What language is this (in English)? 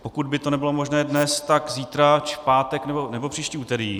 Czech